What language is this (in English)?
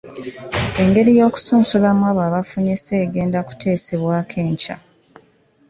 Ganda